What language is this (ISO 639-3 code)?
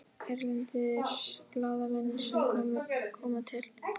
isl